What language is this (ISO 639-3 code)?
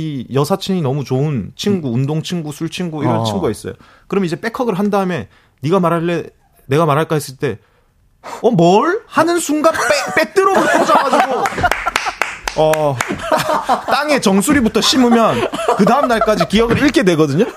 kor